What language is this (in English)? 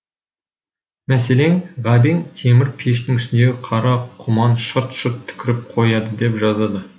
Kazakh